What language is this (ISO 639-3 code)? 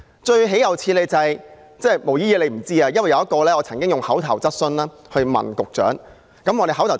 yue